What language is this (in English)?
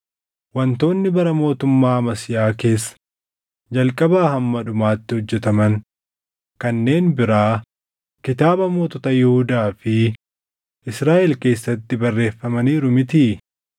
Oromo